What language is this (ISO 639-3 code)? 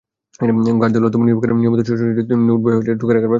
ben